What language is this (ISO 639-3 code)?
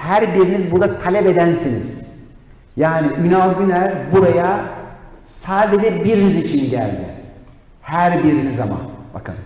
tur